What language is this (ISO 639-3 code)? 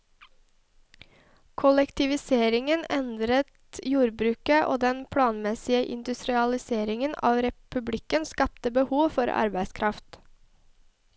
nor